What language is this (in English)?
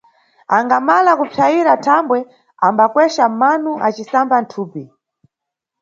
Nyungwe